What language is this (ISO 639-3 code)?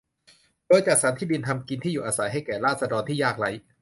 tha